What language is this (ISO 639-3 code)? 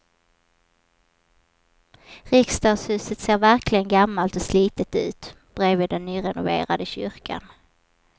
swe